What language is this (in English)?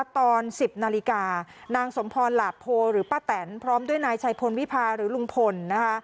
Thai